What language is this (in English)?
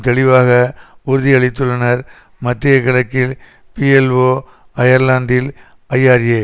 Tamil